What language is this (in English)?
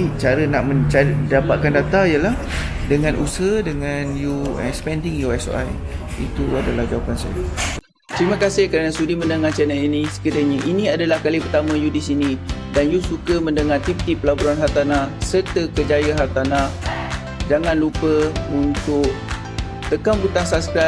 Malay